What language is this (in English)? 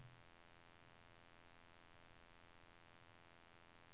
Norwegian